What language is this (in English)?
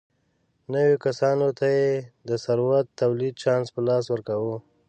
Pashto